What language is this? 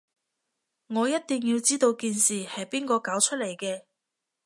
Cantonese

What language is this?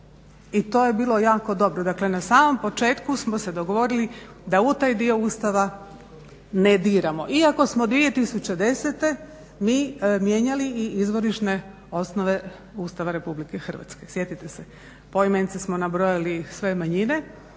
Croatian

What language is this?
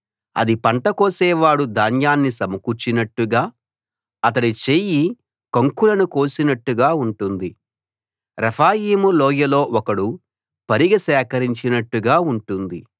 Telugu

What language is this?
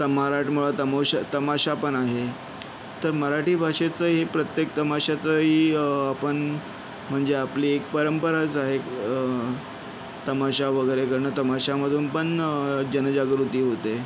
Marathi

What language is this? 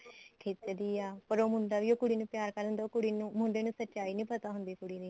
Punjabi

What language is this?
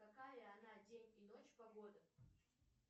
Russian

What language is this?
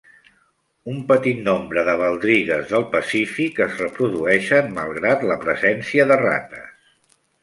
Catalan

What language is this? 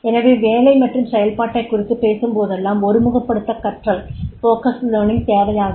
Tamil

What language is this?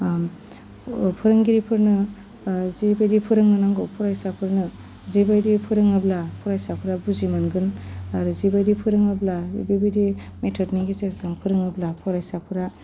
Bodo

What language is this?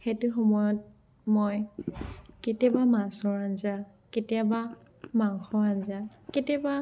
Assamese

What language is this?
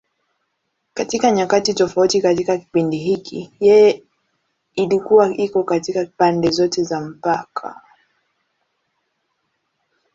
Swahili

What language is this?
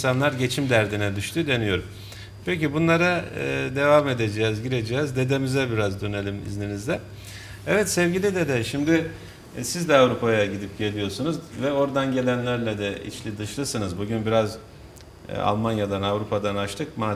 Turkish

